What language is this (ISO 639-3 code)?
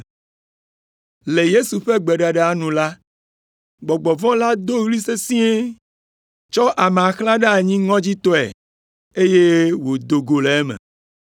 ewe